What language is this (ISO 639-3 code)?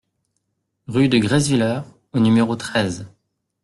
fra